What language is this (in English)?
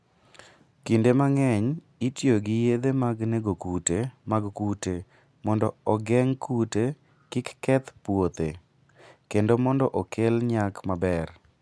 Luo (Kenya and Tanzania)